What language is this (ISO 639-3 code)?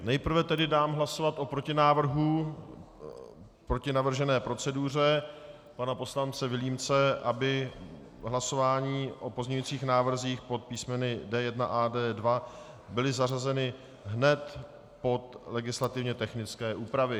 ces